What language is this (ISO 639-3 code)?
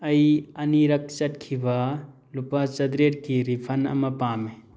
mni